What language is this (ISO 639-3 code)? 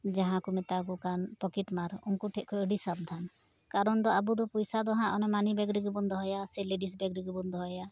sat